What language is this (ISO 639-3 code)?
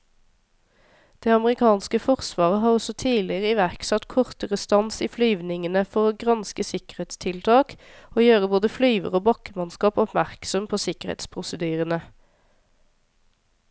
nor